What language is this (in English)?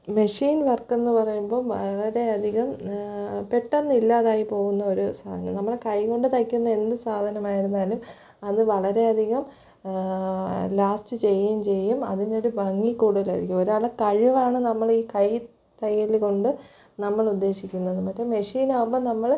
Malayalam